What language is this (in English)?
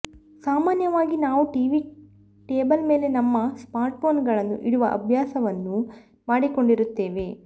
Kannada